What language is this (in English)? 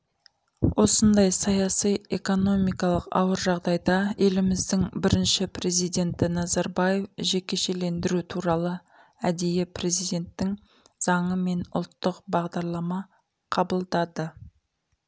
Kazakh